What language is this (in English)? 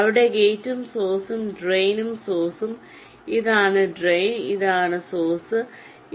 Malayalam